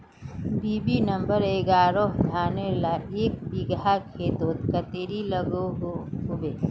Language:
Magahi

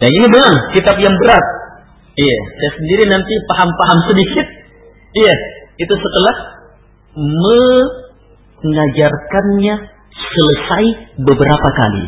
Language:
Malay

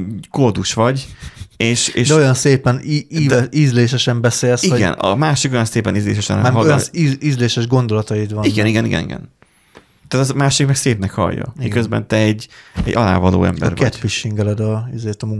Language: Hungarian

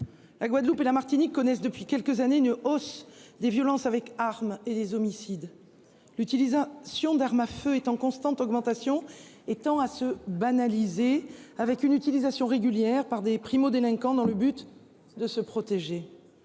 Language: French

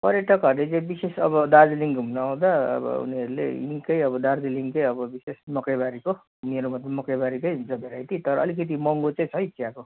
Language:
Nepali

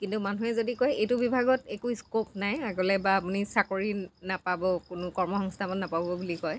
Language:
Assamese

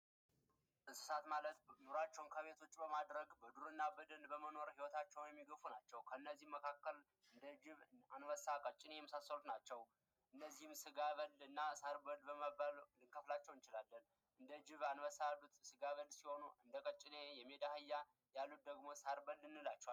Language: Amharic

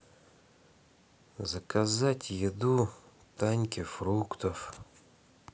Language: Russian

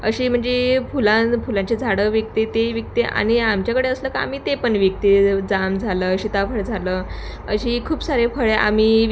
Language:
Marathi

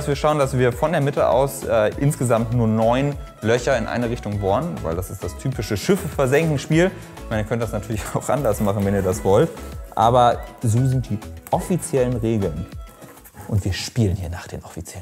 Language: German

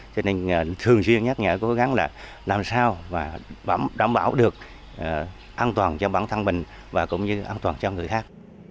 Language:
Vietnamese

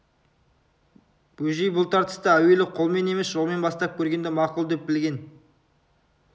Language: Kazakh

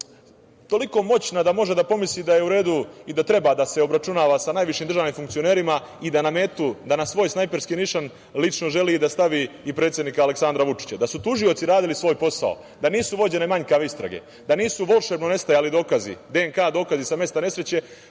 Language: Serbian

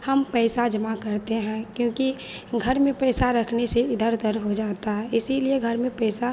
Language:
Hindi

